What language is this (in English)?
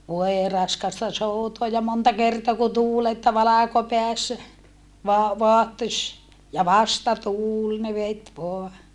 Finnish